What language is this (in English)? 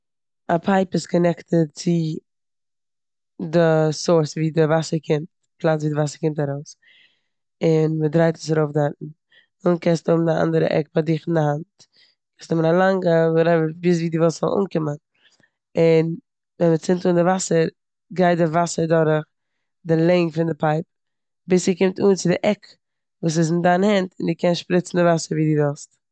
Yiddish